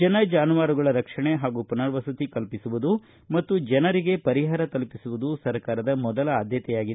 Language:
Kannada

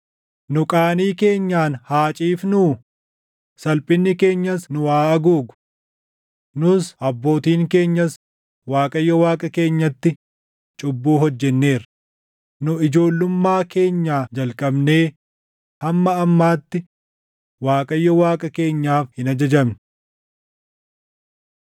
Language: Oromo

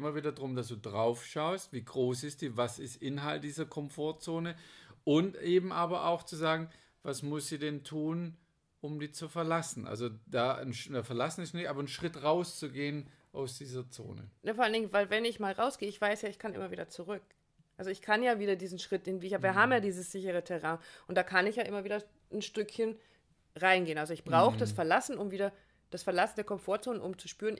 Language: German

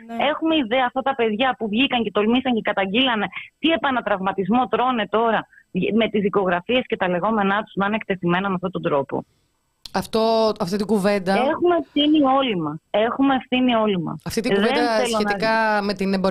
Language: Greek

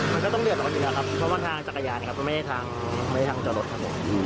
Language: Thai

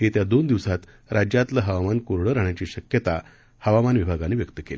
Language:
Marathi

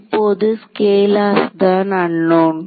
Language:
Tamil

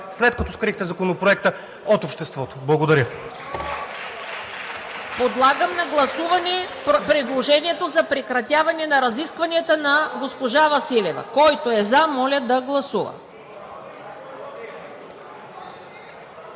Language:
Bulgarian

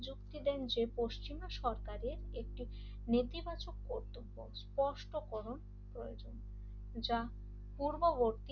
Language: Bangla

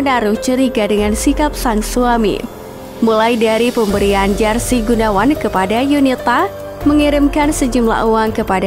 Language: Indonesian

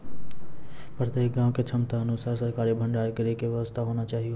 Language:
Maithili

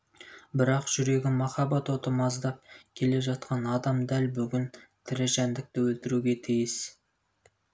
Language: Kazakh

